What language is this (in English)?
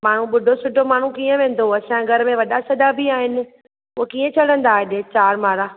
Sindhi